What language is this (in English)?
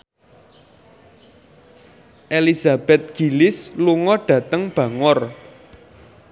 Javanese